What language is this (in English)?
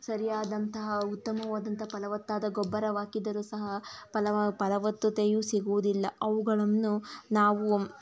Kannada